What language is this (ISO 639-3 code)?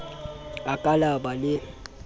sot